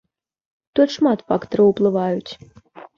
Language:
Belarusian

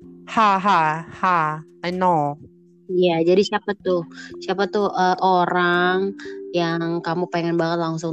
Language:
Indonesian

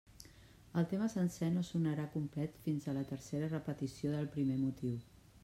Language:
Catalan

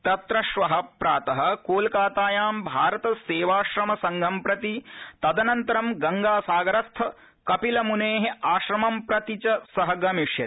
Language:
Sanskrit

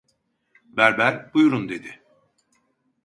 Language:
Turkish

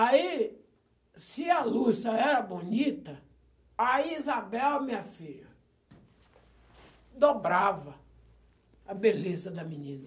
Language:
Portuguese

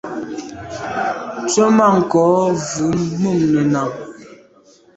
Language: Medumba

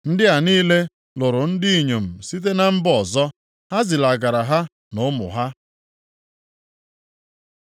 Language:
Igbo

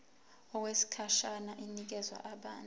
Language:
Zulu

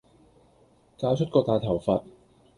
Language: Cantonese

